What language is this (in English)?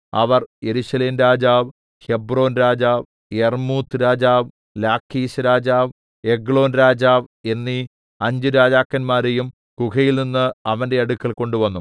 Malayalam